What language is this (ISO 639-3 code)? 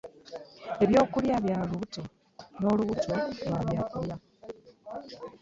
lug